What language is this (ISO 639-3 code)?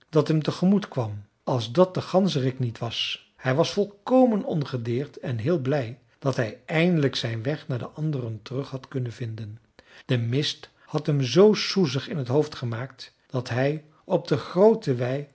nld